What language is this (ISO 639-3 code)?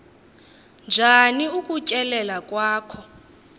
xho